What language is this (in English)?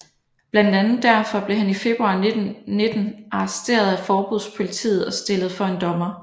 Danish